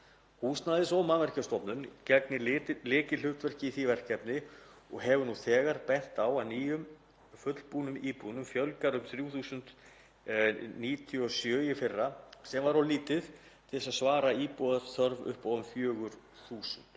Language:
Icelandic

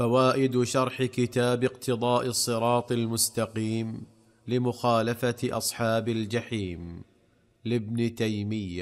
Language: Arabic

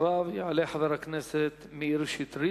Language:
Hebrew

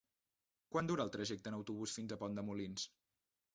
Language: Catalan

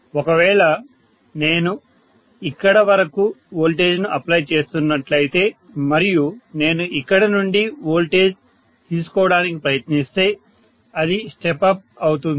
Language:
Telugu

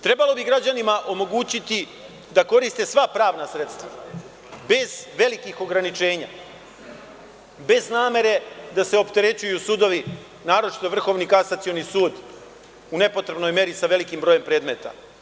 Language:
Serbian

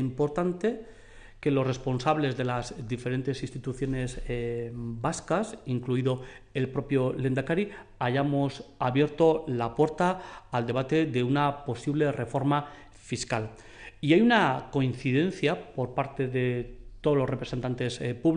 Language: Spanish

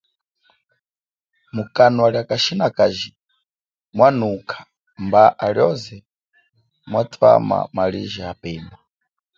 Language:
Chokwe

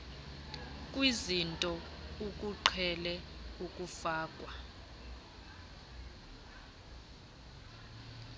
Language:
Xhosa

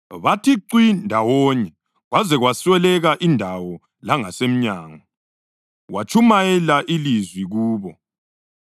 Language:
North Ndebele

